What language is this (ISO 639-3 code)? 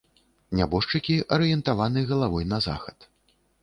bel